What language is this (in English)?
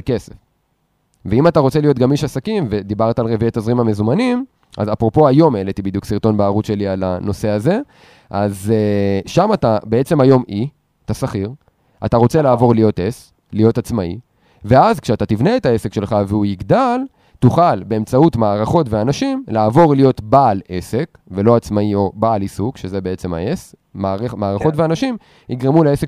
Hebrew